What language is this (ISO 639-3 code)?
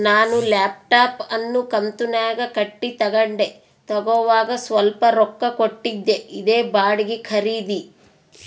kan